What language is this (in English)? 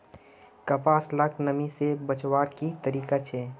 Magahi